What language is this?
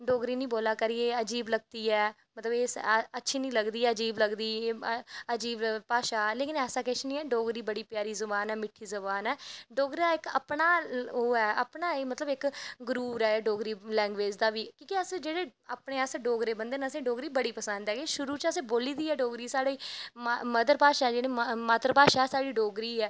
Dogri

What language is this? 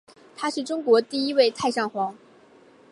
Chinese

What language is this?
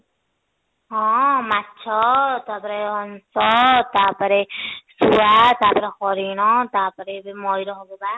Odia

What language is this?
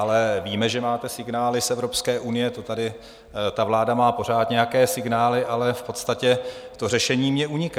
Czech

